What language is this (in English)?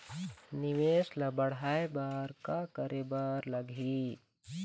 Chhattisgarhi